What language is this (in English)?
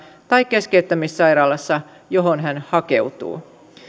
Finnish